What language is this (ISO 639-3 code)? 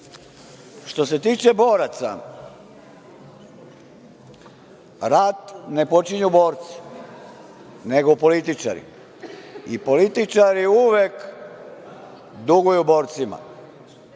srp